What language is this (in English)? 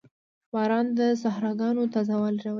Pashto